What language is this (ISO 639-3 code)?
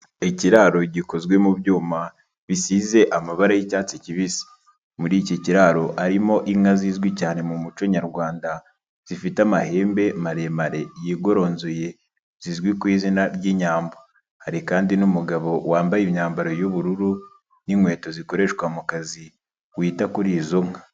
kin